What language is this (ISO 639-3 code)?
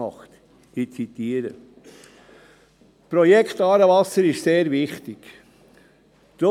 gsw